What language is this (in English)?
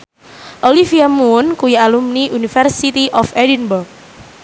Javanese